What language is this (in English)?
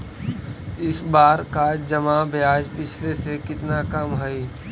Magahi